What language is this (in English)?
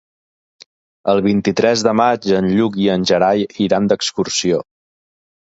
Catalan